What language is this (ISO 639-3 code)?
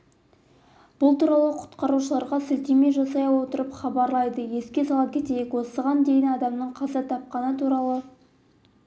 kaz